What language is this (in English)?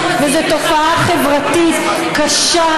Hebrew